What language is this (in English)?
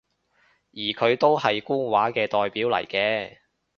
Cantonese